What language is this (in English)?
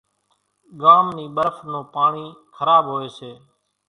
Kachi Koli